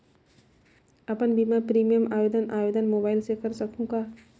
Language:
Chhattisgarhi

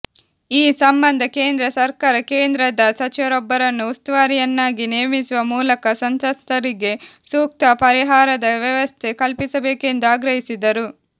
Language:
Kannada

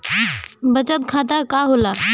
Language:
Bhojpuri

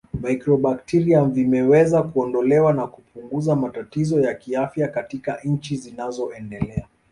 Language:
Swahili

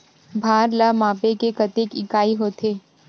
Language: Chhattisgarhi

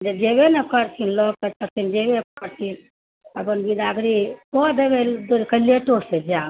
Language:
Maithili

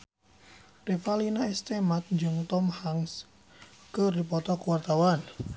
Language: Sundanese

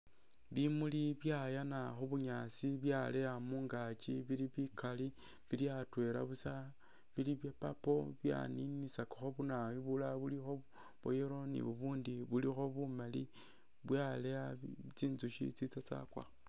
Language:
Masaaba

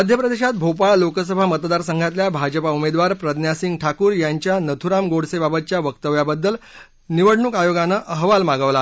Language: Marathi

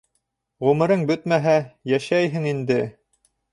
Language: Bashkir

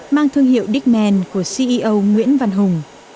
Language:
Vietnamese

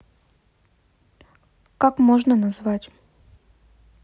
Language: Russian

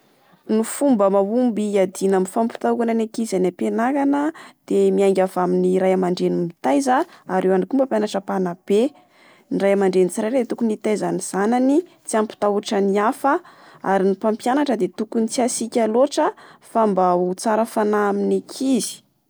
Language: Malagasy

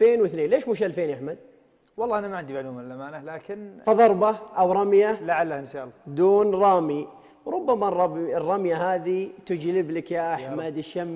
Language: Arabic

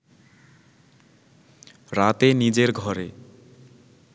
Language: Bangla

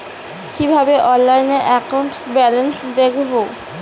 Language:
Bangla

